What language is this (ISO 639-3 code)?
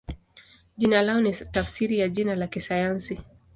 swa